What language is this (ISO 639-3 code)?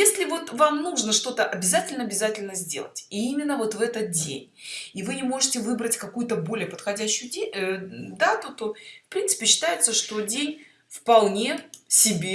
rus